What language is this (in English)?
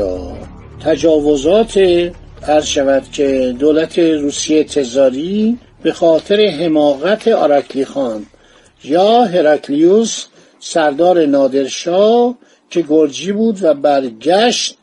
Persian